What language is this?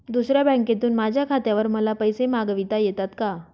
Marathi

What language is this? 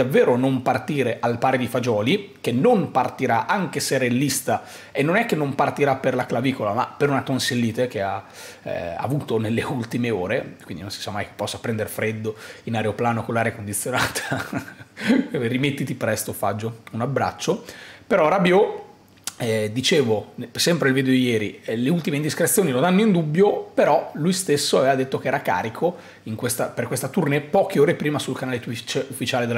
Italian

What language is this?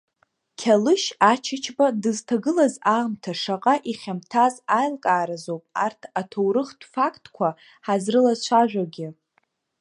Abkhazian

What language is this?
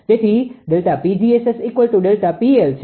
Gujarati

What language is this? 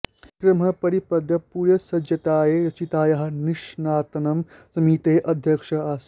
Sanskrit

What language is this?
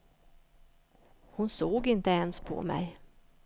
Swedish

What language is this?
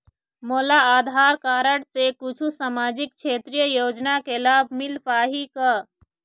Chhattisgarhi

